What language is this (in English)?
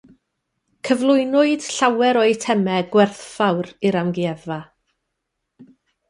Welsh